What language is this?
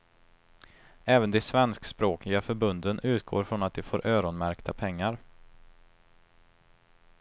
Swedish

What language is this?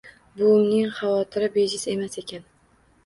Uzbek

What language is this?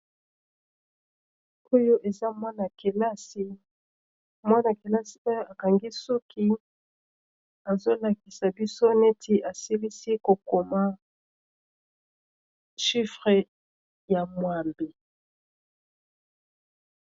Lingala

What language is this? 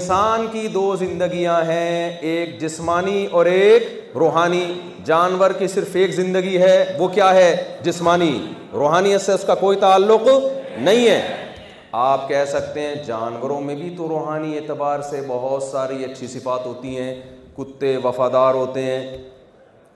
Urdu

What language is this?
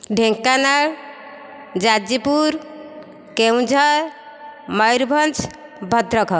Odia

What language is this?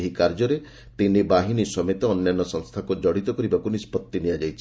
Odia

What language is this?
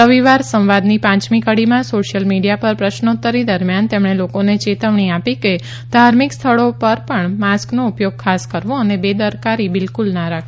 Gujarati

